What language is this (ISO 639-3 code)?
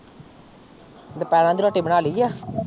pan